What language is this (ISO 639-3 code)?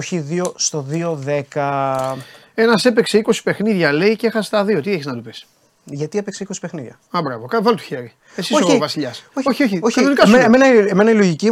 ell